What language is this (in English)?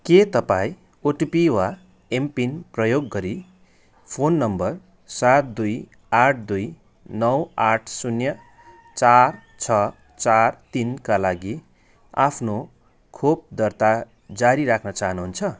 Nepali